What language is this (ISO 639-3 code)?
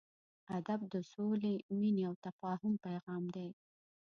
pus